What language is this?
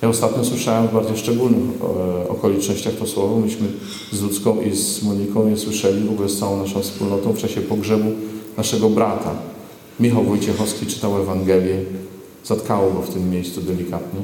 Polish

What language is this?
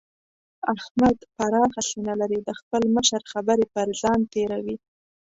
Pashto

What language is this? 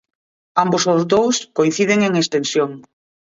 Galician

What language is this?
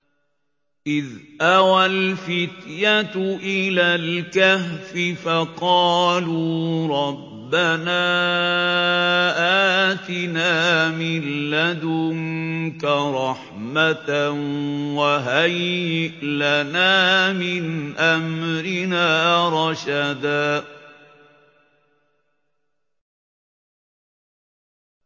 Arabic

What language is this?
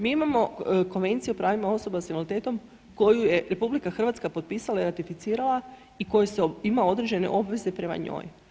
Croatian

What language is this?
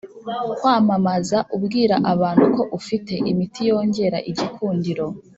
Kinyarwanda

